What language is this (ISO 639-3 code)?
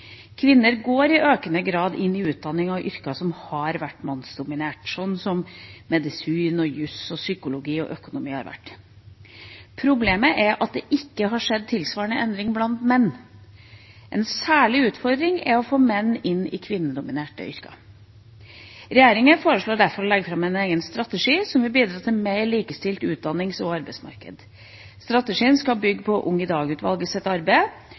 nob